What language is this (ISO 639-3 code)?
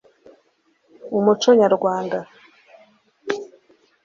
kin